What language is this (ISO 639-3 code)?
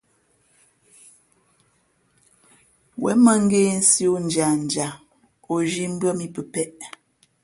fmp